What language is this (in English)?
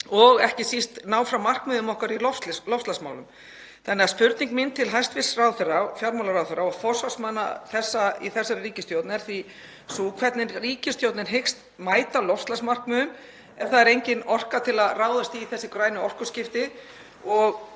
Icelandic